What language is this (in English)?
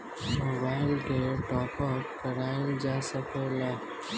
Bhojpuri